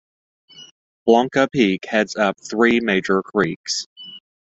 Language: English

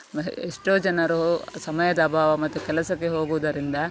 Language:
Kannada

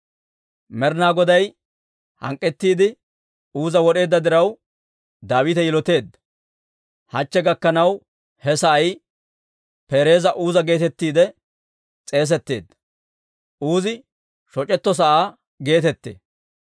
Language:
Dawro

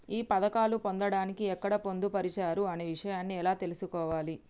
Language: Telugu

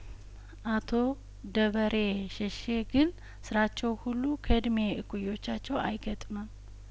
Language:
Amharic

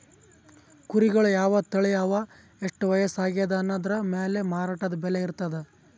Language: Kannada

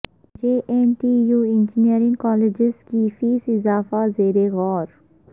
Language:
Urdu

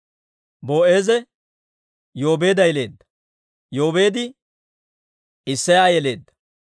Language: Dawro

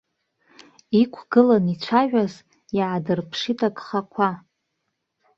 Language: Abkhazian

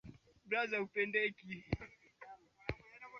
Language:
Swahili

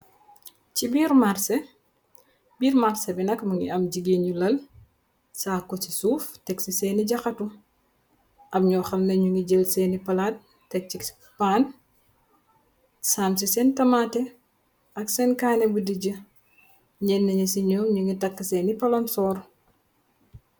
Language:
Wolof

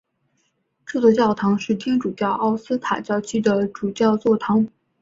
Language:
Chinese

